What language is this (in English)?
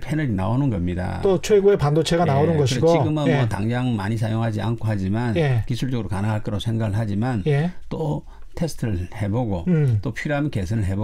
Korean